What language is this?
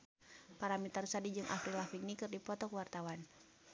Sundanese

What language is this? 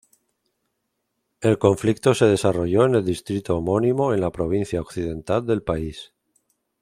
Spanish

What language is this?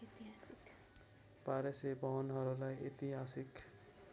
Nepali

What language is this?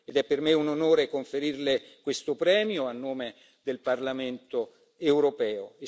Italian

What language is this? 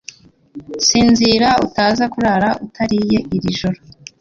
Kinyarwanda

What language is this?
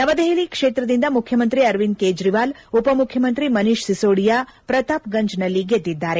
Kannada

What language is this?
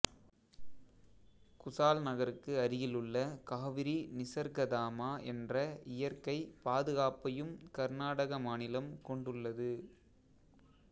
Tamil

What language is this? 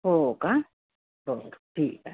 Marathi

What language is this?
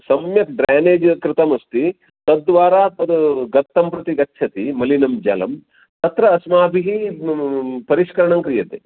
Sanskrit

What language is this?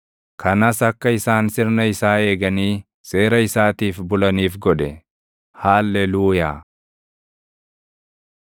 Oromo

